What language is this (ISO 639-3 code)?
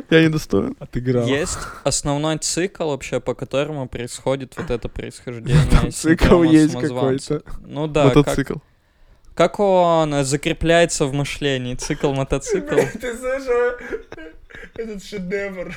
rus